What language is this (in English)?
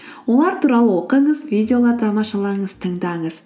Kazakh